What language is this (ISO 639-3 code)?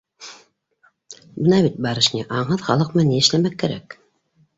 bak